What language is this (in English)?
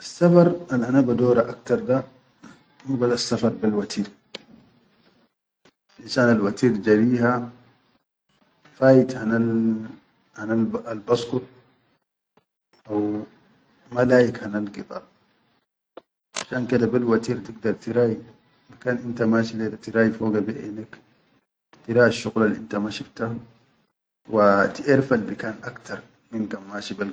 Chadian Arabic